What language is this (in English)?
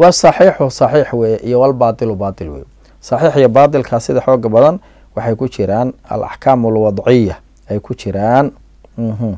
Arabic